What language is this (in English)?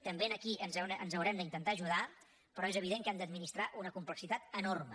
Catalan